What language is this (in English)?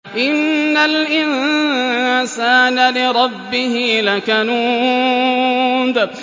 Arabic